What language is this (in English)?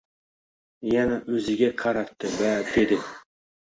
Uzbek